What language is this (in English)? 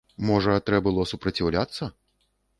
Belarusian